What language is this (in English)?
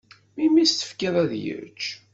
Kabyle